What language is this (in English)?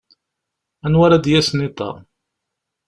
Kabyle